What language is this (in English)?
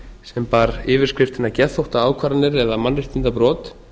Icelandic